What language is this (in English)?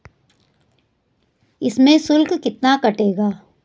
Hindi